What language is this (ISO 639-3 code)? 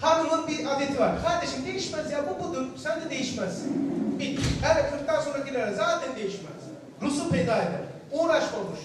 tur